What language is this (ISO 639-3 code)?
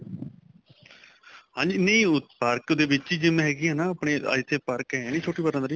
pan